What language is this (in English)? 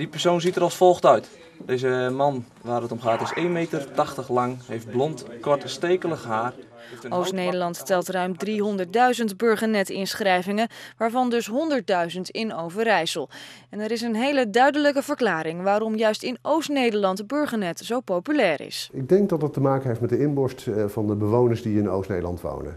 Dutch